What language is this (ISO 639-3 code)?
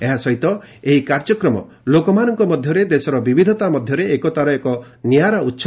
ori